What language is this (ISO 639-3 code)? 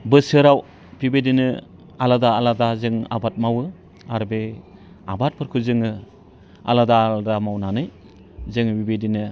brx